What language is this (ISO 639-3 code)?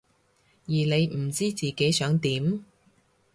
yue